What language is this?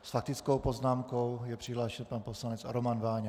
Czech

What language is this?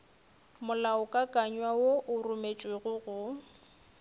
Northern Sotho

